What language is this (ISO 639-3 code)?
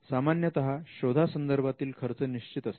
mar